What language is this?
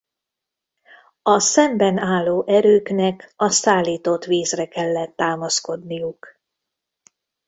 Hungarian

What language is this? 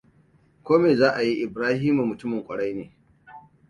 Hausa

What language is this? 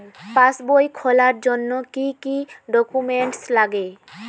Bangla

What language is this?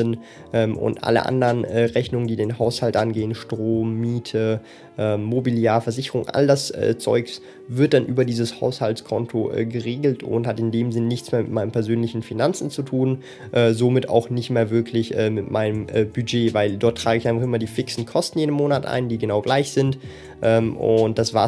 German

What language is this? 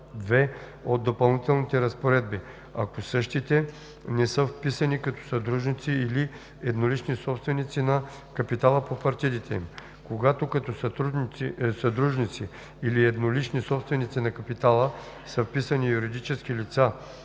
Bulgarian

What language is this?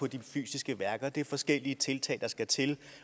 Danish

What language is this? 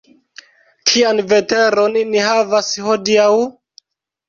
Esperanto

